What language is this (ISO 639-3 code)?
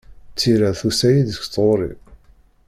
kab